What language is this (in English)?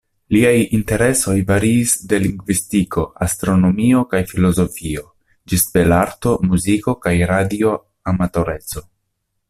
Esperanto